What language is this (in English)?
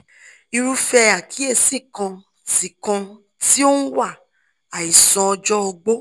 Yoruba